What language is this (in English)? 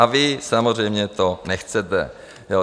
Czech